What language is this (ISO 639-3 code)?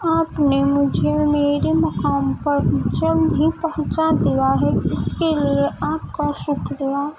urd